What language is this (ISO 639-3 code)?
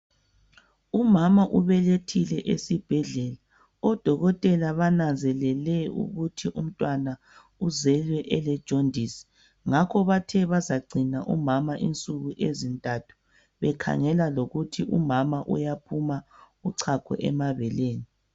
nde